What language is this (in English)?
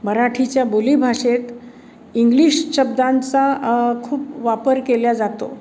Marathi